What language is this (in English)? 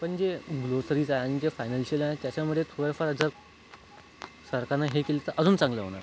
Marathi